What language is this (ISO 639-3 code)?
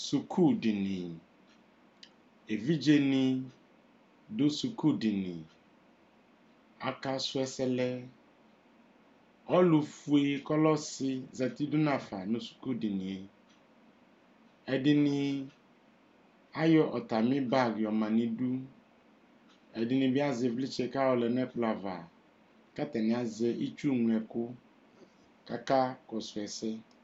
kpo